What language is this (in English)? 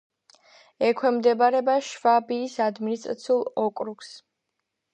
Georgian